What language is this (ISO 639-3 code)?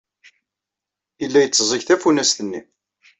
kab